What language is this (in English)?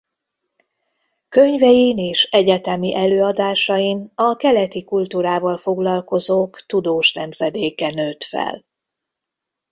Hungarian